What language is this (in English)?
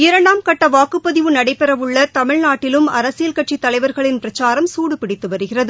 Tamil